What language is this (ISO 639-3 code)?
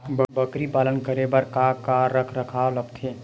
hne